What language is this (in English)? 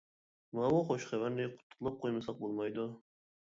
Uyghur